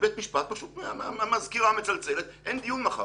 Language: Hebrew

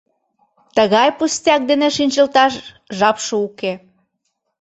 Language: Mari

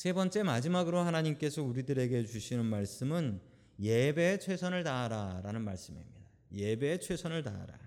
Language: Korean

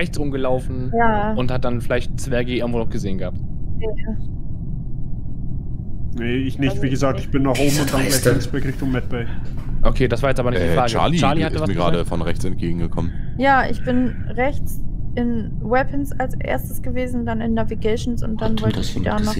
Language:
German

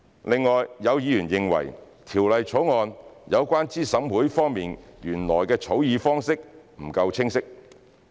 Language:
Cantonese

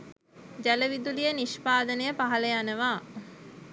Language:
Sinhala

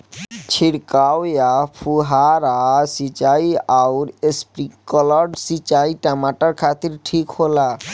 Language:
Bhojpuri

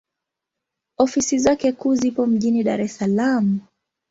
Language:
Swahili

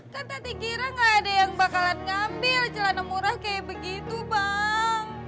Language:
Indonesian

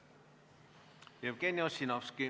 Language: Estonian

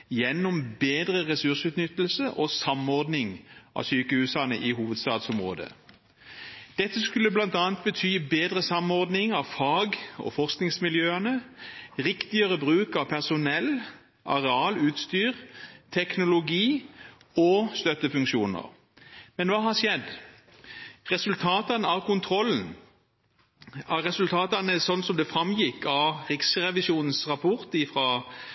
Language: Norwegian Bokmål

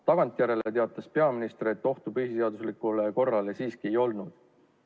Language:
Estonian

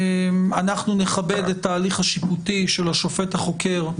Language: Hebrew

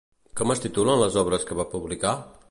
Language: Catalan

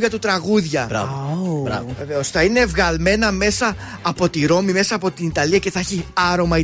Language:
Greek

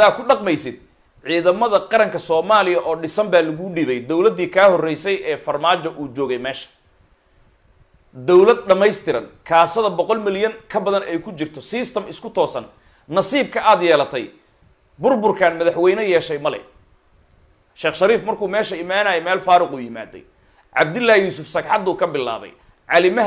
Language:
Arabic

